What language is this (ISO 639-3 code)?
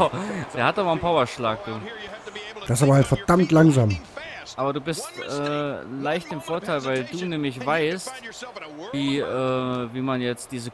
deu